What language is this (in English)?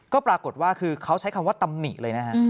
Thai